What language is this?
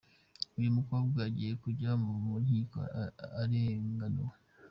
Kinyarwanda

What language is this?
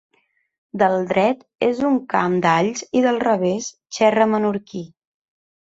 Catalan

